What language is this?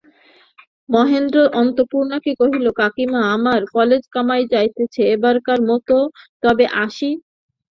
Bangla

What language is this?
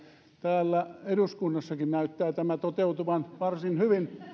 Finnish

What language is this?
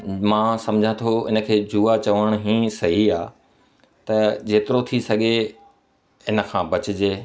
Sindhi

